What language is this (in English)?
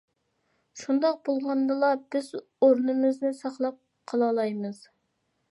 Uyghur